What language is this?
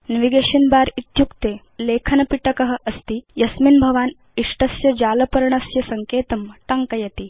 Sanskrit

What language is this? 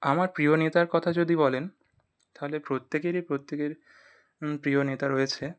Bangla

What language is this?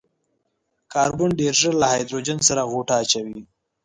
Pashto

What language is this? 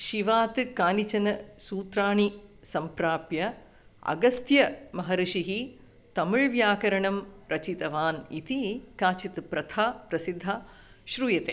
Sanskrit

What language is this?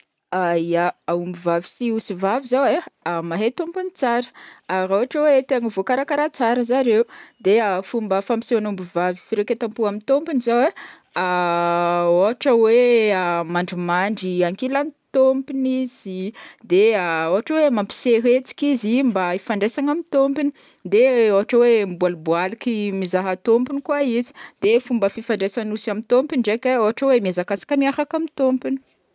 Northern Betsimisaraka Malagasy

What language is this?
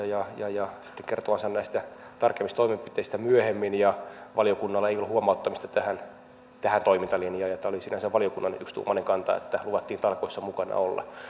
Finnish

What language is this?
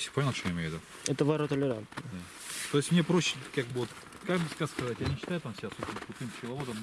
Russian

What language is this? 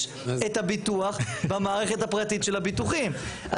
Hebrew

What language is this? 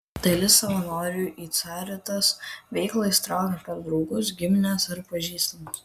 Lithuanian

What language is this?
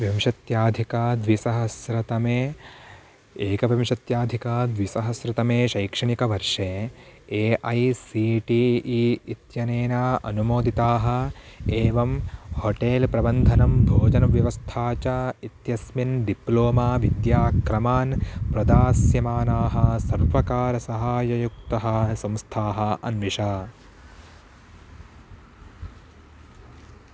Sanskrit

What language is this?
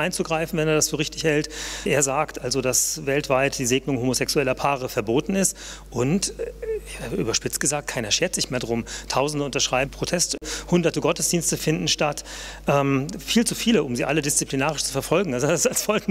German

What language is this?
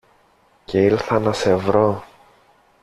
Greek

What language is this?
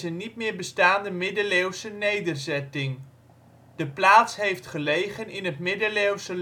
Dutch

